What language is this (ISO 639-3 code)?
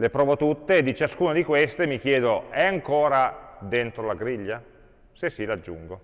ita